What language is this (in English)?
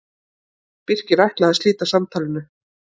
Icelandic